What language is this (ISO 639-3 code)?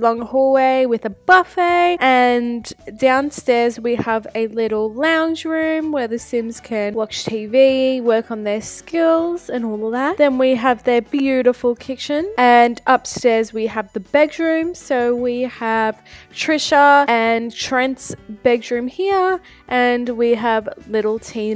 eng